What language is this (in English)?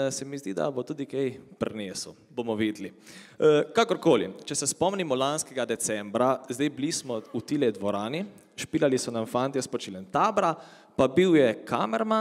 Romanian